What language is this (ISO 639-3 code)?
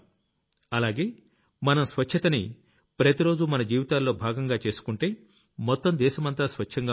tel